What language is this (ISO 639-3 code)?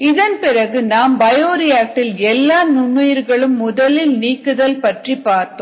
tam